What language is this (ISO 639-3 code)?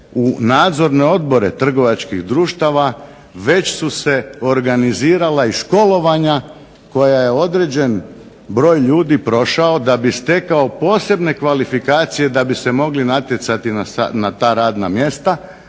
hrv